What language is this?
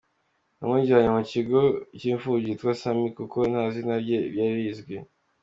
Kinyarwanda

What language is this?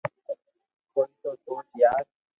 Loarki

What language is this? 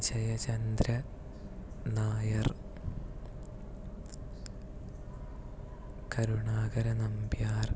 Malayalam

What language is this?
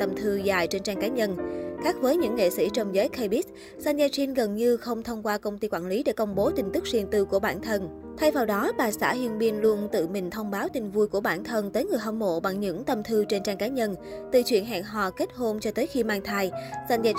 Vietnamese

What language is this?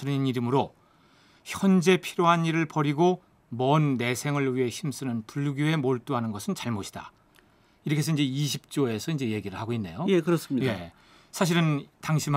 Korean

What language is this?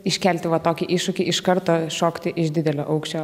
Lithuanian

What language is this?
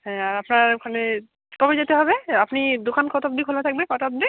Bangla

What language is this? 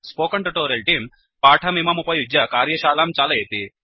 Sanskrit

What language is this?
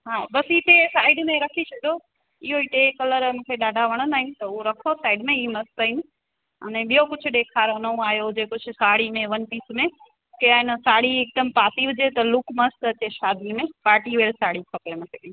Sindhi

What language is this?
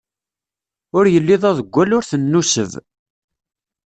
Kabyle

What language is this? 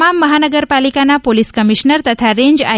Gujarati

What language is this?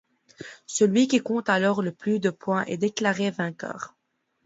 French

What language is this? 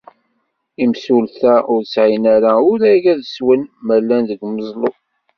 Kabyle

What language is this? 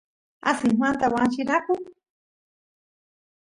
Santiago del Estero Quichua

